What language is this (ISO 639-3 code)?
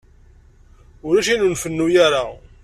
kab